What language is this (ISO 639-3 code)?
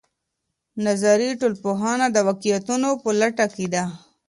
pus